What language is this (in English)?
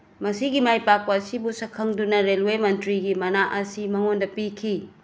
Manipuri